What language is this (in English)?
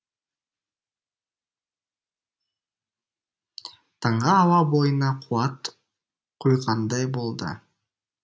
Kazakh